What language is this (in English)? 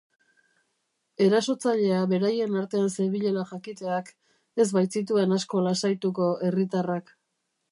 Basque